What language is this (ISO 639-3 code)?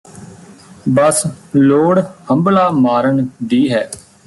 pan